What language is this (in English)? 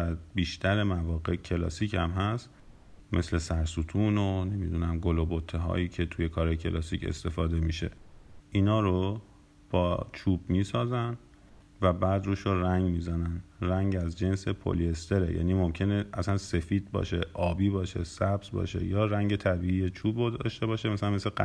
Persian